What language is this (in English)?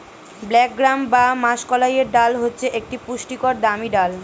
Bangla